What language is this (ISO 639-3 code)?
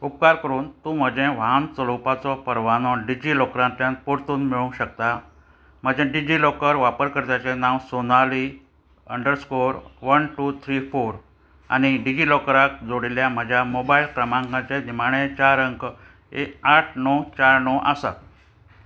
kok